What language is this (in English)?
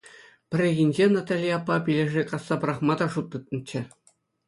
Chuvash